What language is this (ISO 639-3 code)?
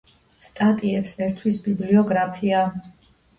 kat